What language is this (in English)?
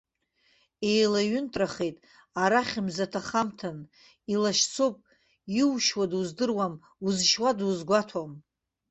Abkhazian